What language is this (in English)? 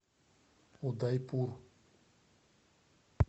Russian